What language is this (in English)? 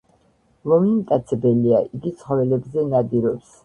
Georgian